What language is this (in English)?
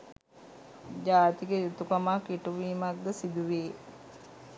Sinhala